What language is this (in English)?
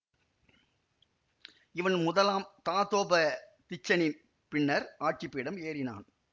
Tamil